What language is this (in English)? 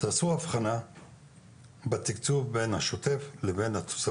Hebrew